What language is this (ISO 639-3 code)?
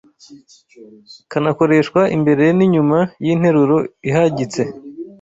kin